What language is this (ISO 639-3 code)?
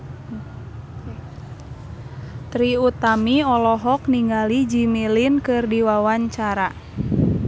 sun